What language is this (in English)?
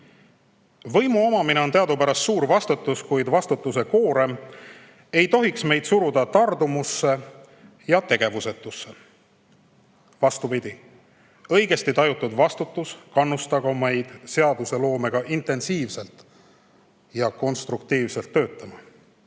Estonian